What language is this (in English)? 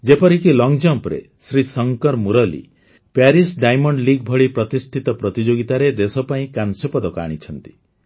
Odia